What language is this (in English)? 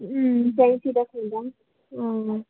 Nepali